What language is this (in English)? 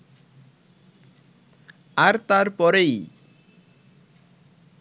Bangla